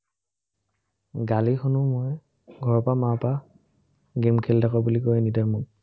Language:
Assamese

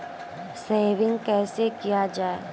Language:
Maithili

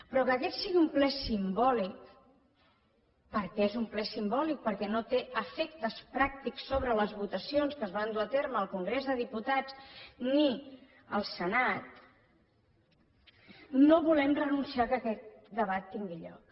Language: Catalan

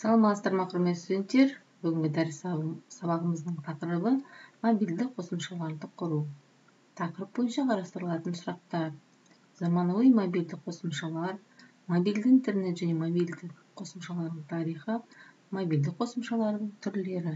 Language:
Turkish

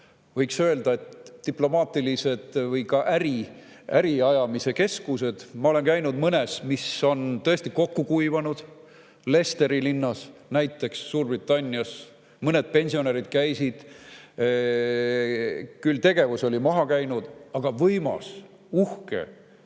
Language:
Estonian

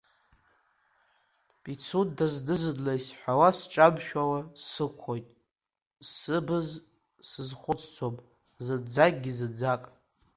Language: Abkhazian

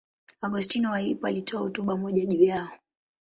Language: Swahili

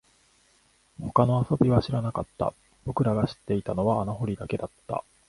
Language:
Japanese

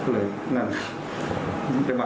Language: Thai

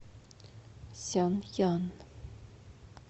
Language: Russian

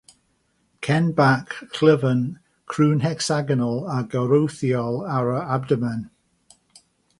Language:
Welsh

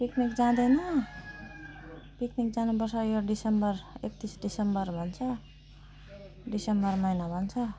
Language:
Nepali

